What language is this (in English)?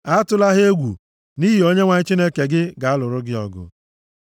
Igbo